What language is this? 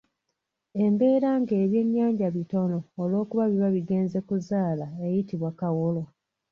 Ganda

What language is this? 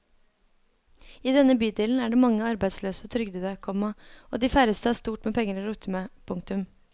Norwegian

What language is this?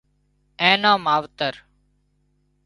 Wadiyara Koli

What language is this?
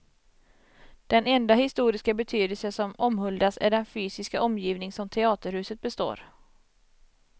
Swedish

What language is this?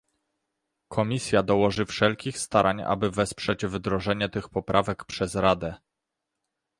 Polish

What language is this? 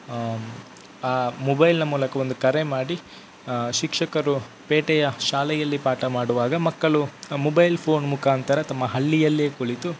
Kannada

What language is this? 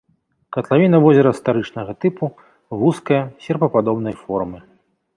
Belarusian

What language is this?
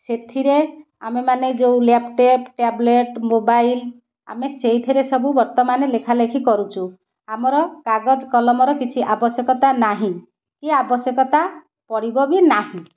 Odia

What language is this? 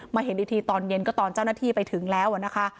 Thai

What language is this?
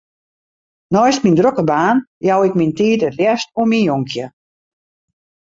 Western Frisian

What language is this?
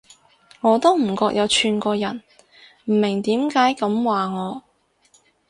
Cantonese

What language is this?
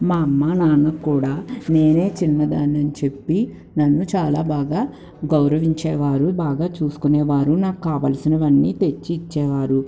Telugu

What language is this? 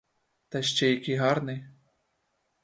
Ukrainian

